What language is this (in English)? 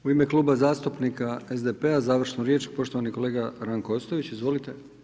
Croatian